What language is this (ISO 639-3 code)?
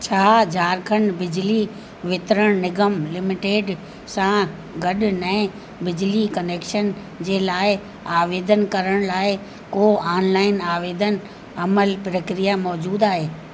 snd